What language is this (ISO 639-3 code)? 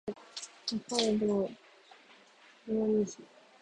jpn